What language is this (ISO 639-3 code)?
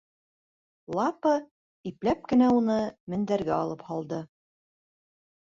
bak